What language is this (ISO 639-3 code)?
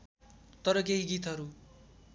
nep